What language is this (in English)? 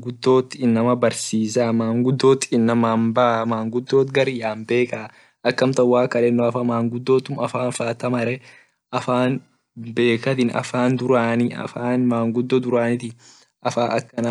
Orma